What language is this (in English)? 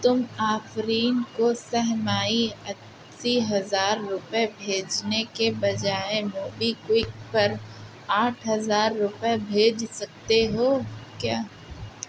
Urdu